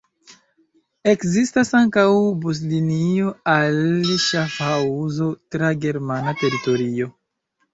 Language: Esperanto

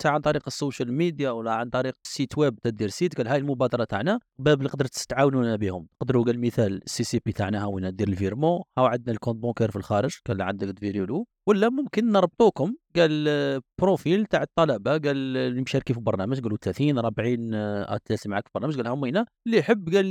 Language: Arabic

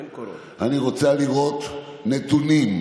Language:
Hebrew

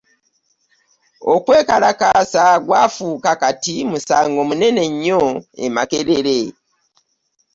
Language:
Ganda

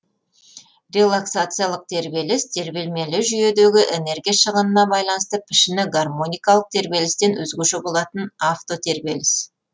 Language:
Kazakh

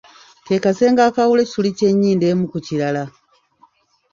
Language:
Ganda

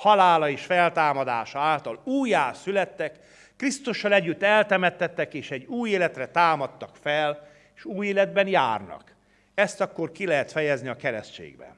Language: Hungarian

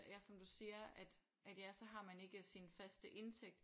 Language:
Danish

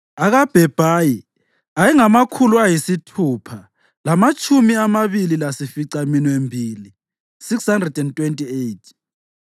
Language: North Ndebele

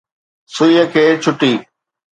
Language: Sindhi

